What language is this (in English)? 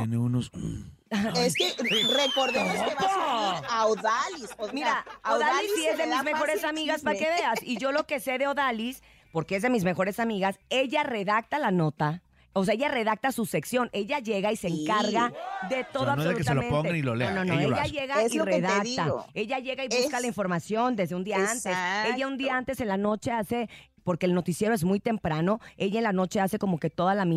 Spanish